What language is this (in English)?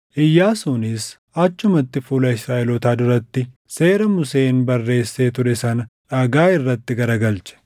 Oromo